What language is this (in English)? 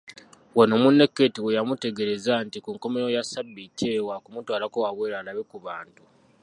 Ganda